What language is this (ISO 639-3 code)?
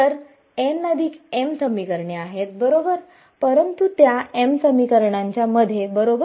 mar